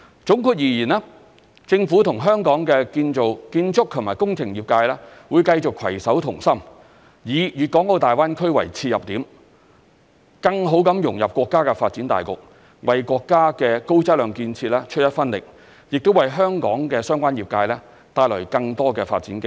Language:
Cantonese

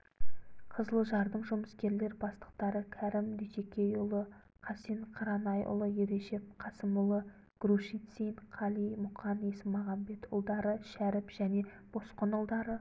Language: Kazakh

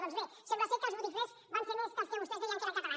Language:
Catalan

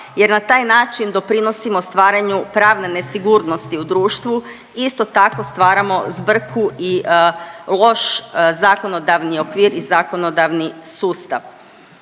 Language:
Croatian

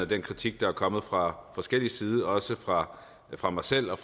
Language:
Danish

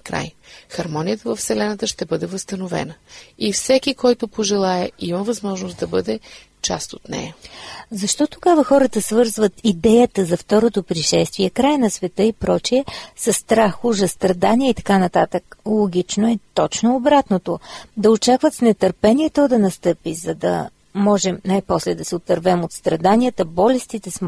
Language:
Bulgarian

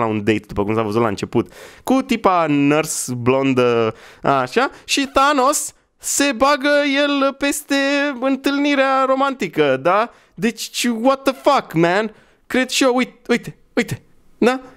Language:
Romanian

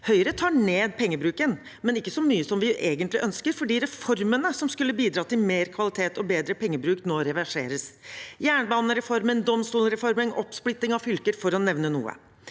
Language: Norwegian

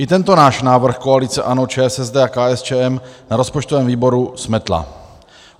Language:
Czech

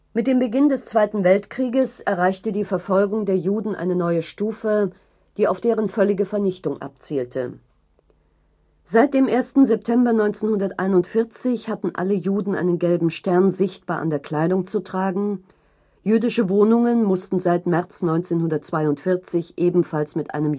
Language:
German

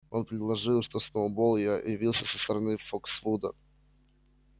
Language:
Russian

